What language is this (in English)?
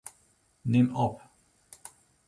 Western Frisian